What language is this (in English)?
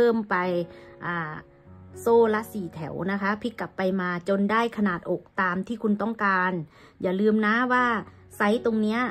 Thai